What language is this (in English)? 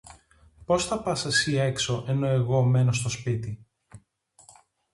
Greek